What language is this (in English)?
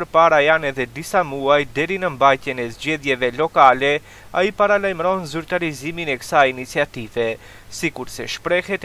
Romanian